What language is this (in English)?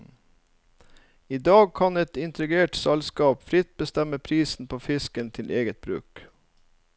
Norwegian